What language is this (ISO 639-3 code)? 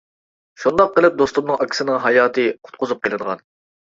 uig